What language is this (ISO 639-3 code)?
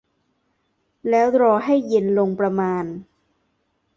tha